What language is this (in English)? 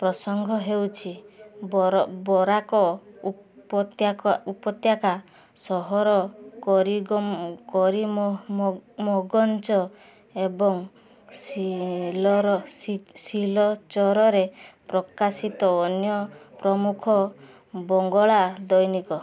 Odia